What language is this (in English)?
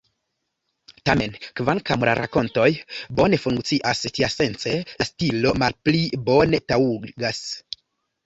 Esperanto